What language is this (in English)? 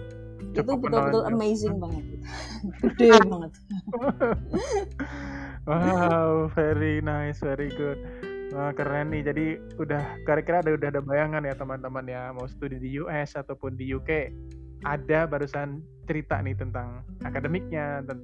Indonesian